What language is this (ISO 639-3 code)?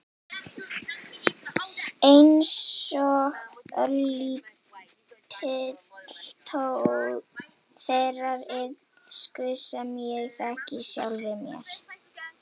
isl